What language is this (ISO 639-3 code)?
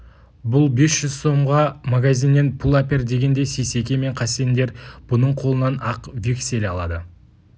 kaz